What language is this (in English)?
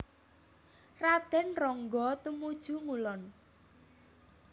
Javanese